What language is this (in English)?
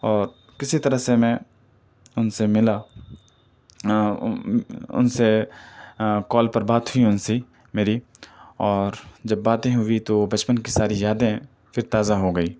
Urdu